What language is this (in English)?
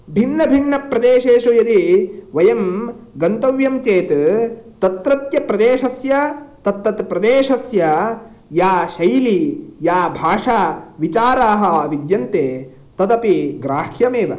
Sanskrit